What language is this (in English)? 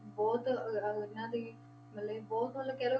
Punjabi